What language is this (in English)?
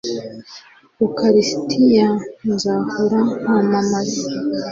Kinyarwanda